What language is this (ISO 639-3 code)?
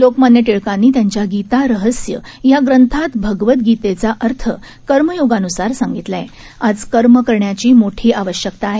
mar